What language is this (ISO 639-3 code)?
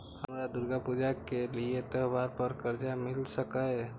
mai